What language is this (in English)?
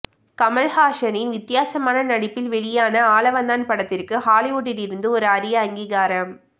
Tamil